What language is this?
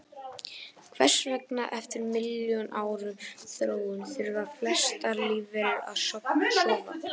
Icelandic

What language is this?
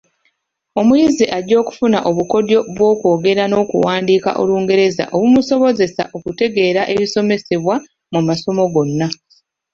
Ganda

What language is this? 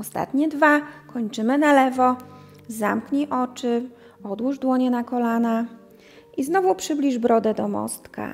Polish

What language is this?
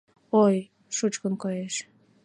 Mari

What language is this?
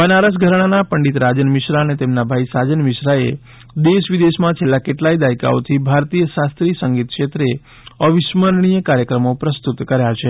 Gujarati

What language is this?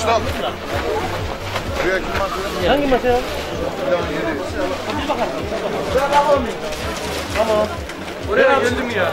Turkish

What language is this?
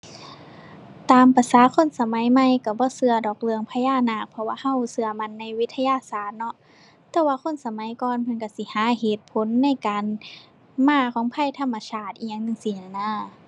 Thai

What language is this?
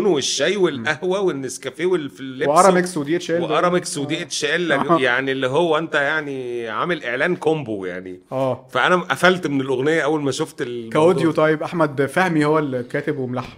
Arabic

